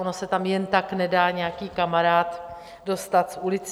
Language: Czech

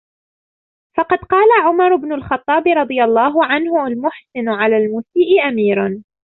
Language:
Arabic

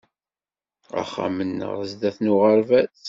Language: Kabyle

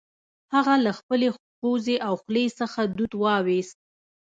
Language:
Pashto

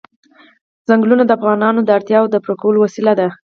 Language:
Pashto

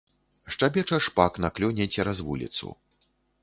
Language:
Belarusian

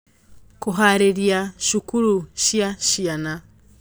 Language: Kikuyu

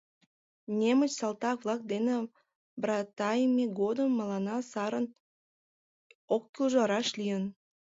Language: Mari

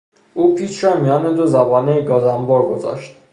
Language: Persian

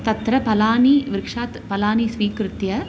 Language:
Sanskrit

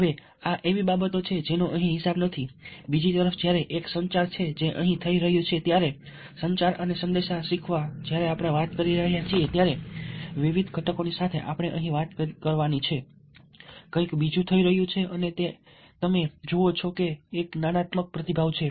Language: Gujarati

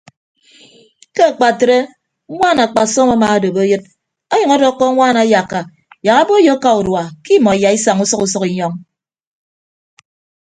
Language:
Ibibio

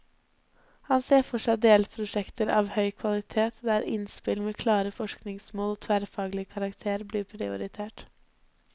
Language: Norwegian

